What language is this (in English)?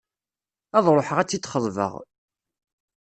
Kabyle